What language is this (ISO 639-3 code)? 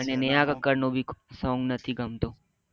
guj